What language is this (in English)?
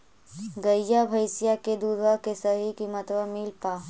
Magahi